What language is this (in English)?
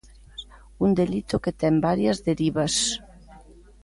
Galician